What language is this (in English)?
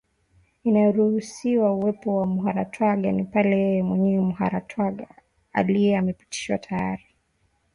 Swahili